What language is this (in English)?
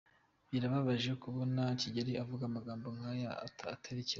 Kinyarwanda